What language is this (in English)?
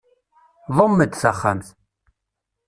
Kabyle